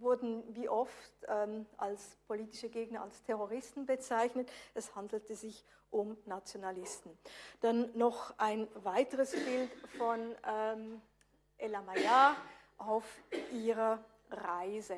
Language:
German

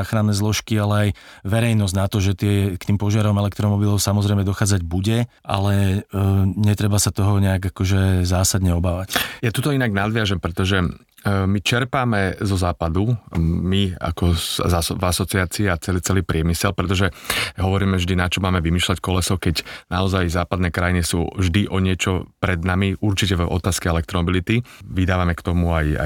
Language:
Slovak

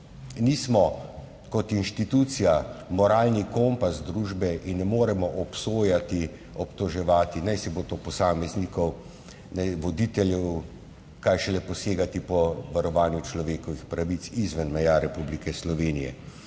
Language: Slovenian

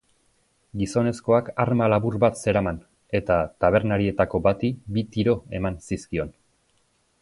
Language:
Basque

